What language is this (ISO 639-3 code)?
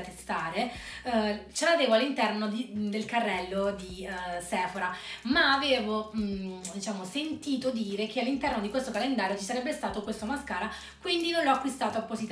ita